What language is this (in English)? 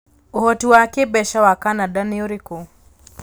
Kikuyu